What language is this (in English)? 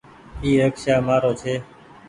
Goaria